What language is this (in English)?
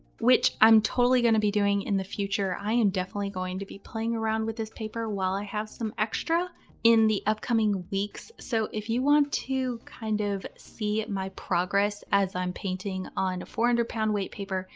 English